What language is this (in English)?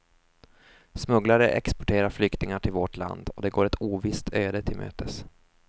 Swedish